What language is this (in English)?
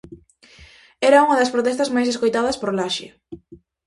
Galician